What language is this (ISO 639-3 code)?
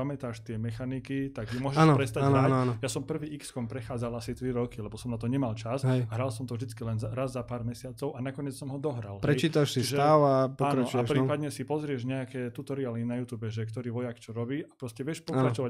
slk